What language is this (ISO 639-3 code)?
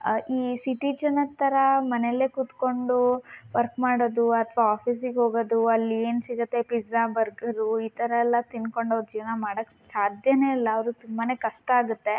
kan